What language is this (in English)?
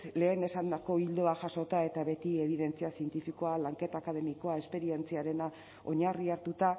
Basque